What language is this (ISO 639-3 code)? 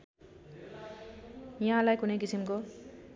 nep